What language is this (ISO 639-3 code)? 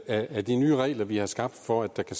dan